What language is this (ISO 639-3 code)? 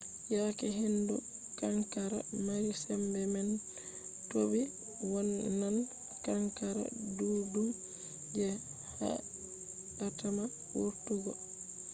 ful